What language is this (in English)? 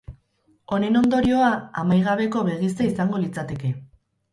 Basque